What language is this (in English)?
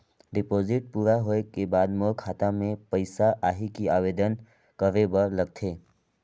Chhattisgarhi